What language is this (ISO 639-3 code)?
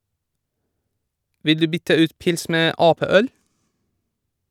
nor